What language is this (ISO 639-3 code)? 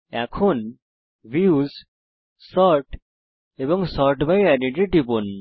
ben